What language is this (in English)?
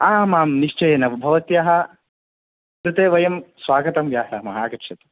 Sanskrit